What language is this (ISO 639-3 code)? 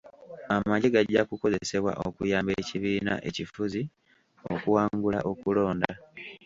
lug